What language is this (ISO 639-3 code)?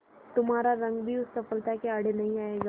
hin